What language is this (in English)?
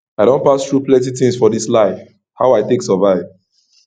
Nigerian Pidgin